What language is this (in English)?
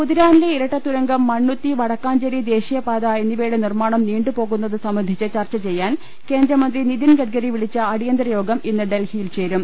Malayalam